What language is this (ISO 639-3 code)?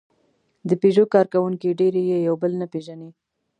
pus